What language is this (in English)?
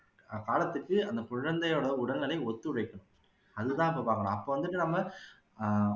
Tamil